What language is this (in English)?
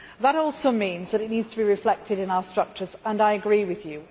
English